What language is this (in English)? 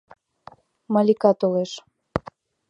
Mari